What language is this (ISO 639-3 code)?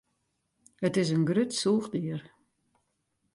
fry